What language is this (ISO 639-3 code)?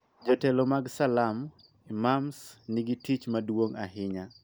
luo